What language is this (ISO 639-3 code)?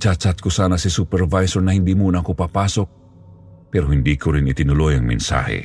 fil